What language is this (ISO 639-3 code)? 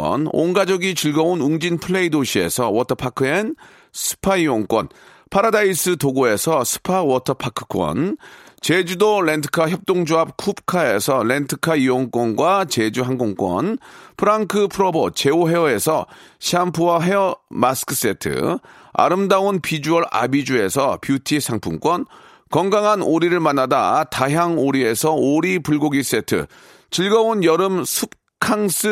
kor